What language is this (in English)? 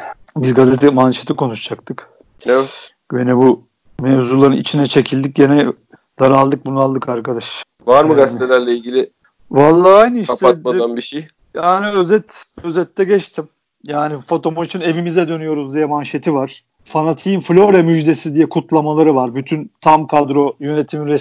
Turkish